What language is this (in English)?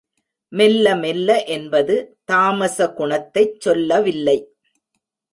Tamil